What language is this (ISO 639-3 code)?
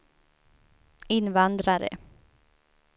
swe